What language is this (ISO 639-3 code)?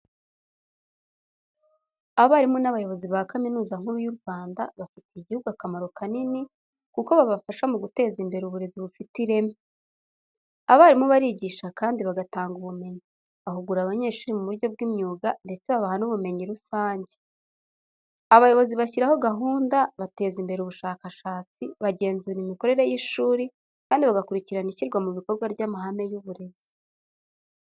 kin